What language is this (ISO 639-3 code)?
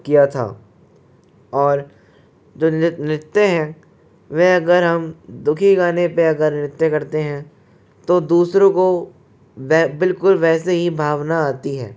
hin